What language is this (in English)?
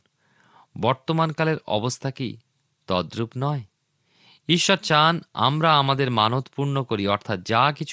Bangla